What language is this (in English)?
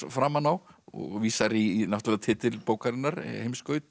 Icelandic